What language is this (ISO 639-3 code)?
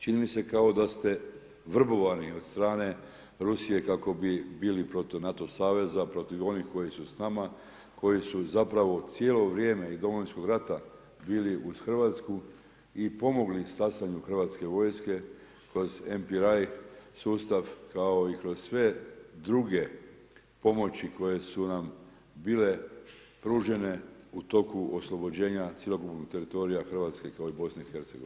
hrv